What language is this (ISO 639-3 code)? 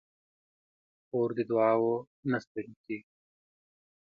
pus